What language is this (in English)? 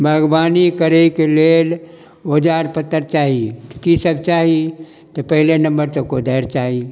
Maithili